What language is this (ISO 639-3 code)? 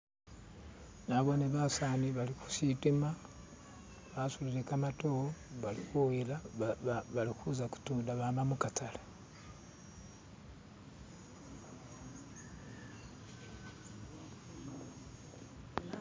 myx